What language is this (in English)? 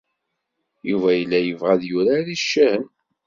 Kabyle